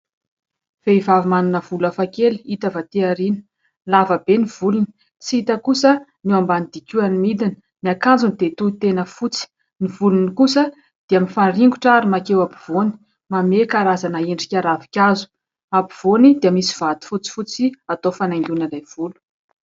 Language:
Malagasy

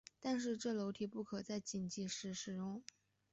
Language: Chinese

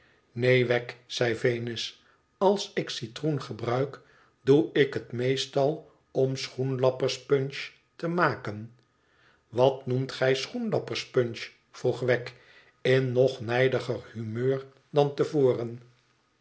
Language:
Dutch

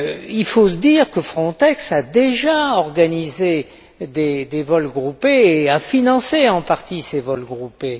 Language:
French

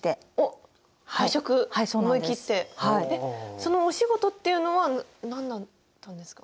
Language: Japanese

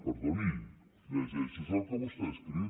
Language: Catalan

